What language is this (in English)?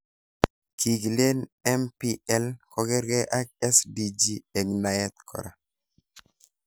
Kalenjin